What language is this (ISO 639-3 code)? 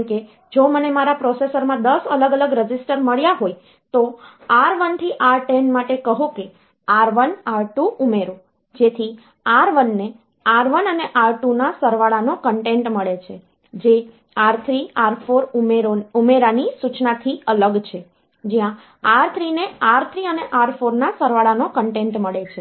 guj